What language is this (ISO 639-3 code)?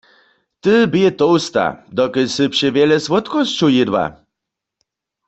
hsb